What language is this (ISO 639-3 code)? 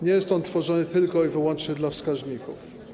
pol